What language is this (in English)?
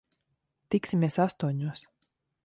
Latvian